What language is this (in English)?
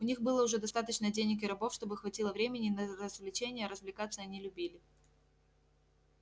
Russian